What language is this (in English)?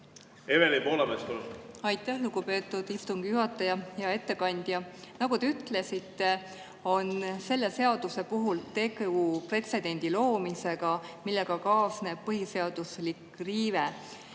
Estonian